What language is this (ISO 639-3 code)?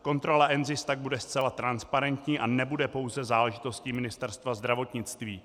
ces